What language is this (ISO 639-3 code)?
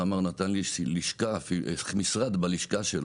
heb